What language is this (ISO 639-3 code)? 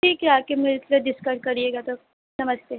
hin